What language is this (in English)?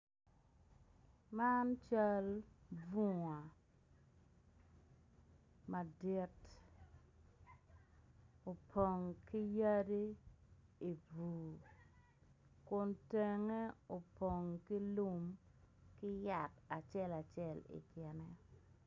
Acoli